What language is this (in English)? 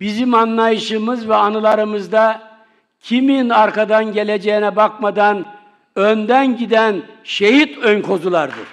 Turkish